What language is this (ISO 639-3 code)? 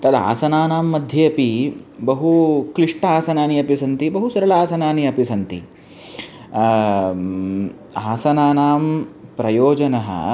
san